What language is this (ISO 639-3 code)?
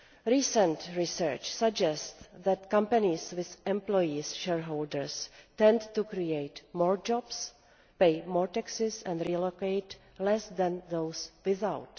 eng